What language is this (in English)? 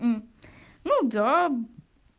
Russian